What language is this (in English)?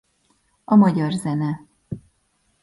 Hungarian